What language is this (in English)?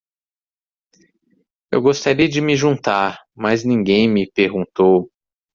Portuguese